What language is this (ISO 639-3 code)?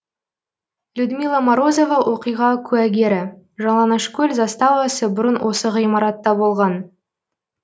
kaz